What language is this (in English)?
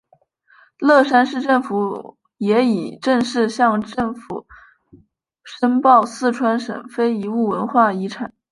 Chinese